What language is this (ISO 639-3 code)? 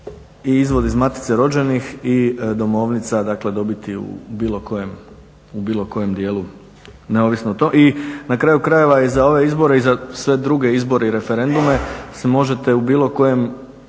hrv